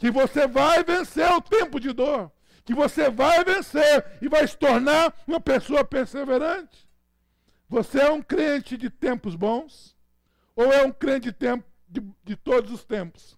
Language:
Portuguese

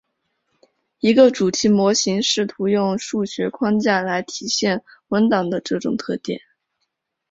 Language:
Chinese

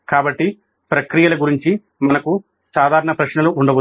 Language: Telugu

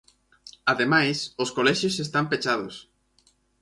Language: Galician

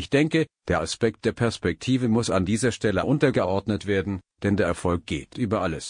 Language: German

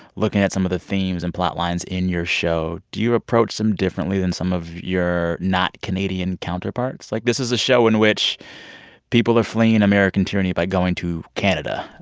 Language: English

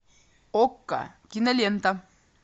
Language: Russian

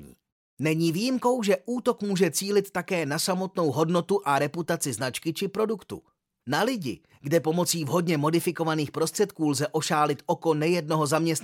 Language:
Czech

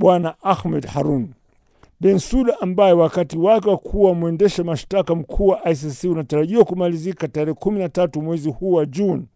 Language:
Swahili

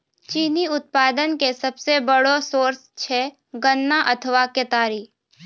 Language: Maithili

